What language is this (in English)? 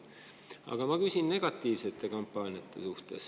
Estonian